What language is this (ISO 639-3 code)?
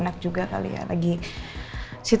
ind